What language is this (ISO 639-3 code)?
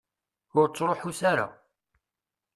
kab